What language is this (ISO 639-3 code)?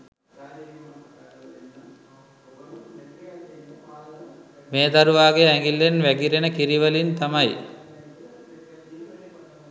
sin